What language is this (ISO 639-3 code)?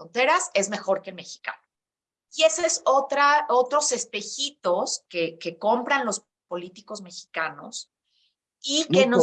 spa